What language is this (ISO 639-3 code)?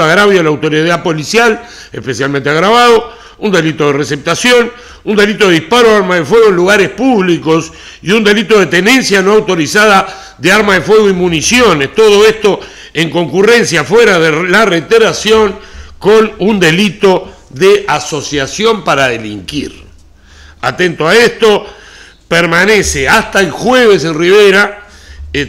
spa